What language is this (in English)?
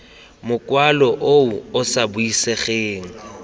Tswana